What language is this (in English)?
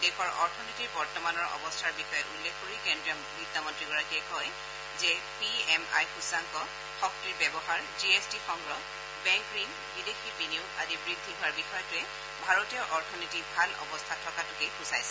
Assamese